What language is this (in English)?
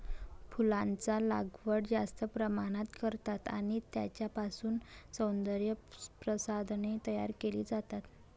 Marathi